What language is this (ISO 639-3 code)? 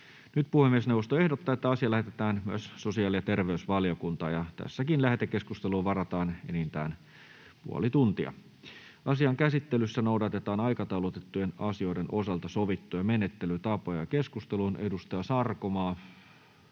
fin